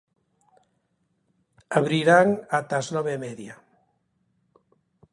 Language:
Galician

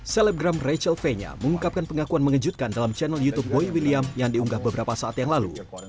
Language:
Indonesian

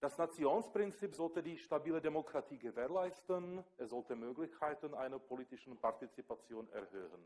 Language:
German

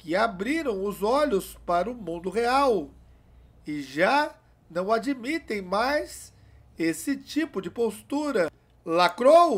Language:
Portuguese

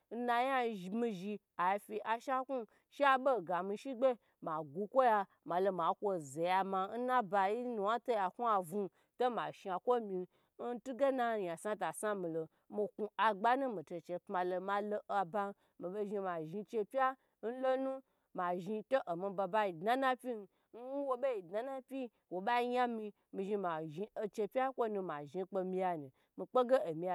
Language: Gbagyi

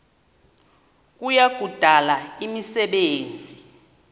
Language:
Xhosa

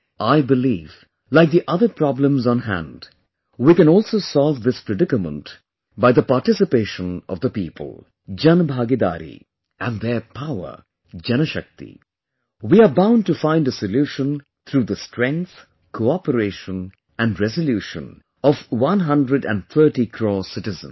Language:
English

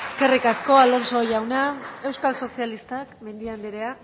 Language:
Basque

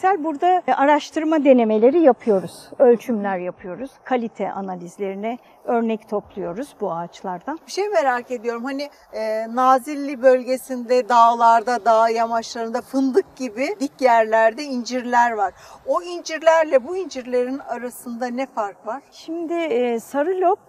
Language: Turkish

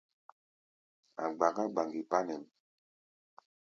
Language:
Gbaya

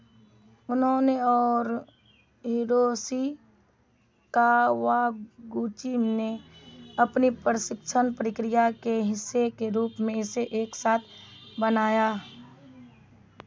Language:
Hindi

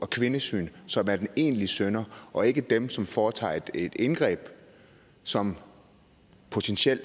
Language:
Danish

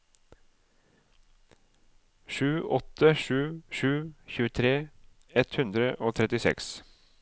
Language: Norwegian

